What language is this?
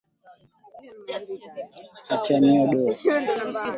Swahili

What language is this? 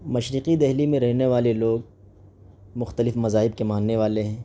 Urdu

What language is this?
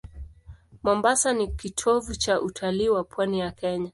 Swahili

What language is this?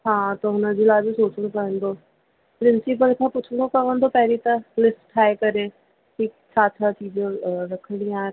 Sindhi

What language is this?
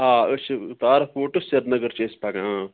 Kashmiri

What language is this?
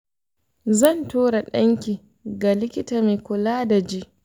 Hausa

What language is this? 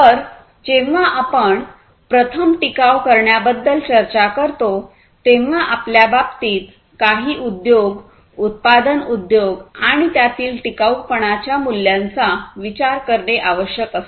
Marathi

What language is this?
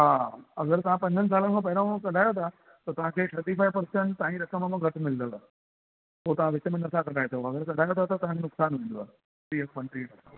Sindhi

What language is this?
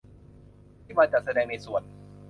Thai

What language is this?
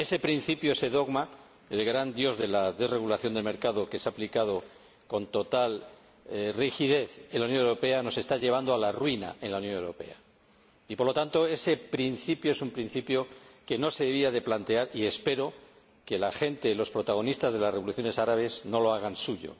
Spanish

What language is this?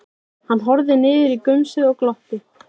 Icelandic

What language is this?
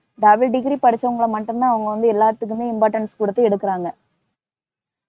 Tamil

